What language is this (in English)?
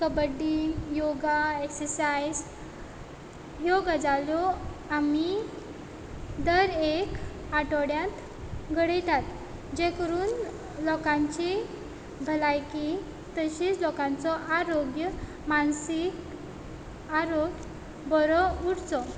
Konkani